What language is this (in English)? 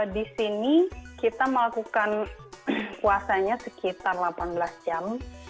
Indonesian